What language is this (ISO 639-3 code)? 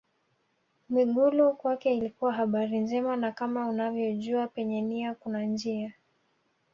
swa